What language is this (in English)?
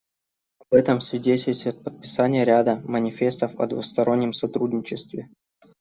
Russian